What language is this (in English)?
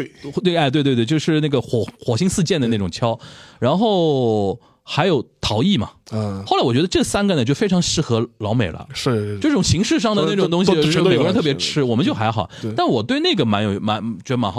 Chinese